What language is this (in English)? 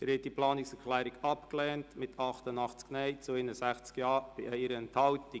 Swiss German